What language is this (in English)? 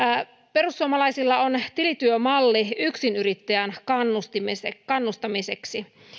Finnish